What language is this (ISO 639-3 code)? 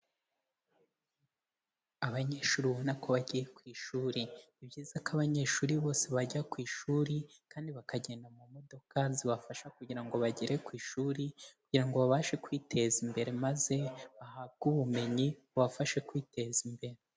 kin